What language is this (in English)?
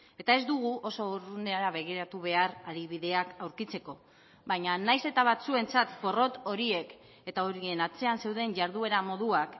Basque